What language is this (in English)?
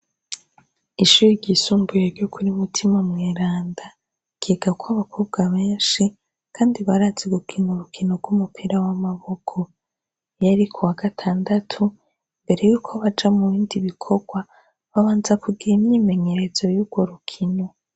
Rundi